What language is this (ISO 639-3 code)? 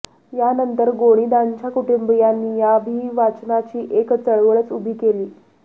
mar